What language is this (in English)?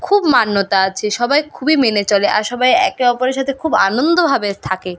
Bangla